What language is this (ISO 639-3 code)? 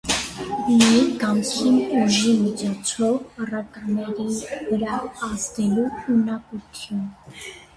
hye